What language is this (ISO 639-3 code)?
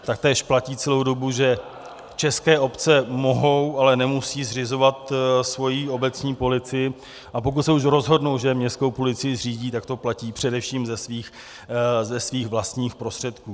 ces